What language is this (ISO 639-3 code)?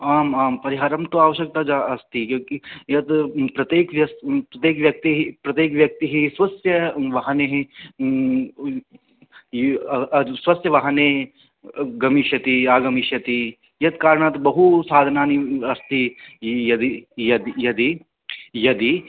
san